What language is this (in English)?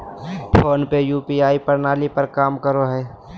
Magahi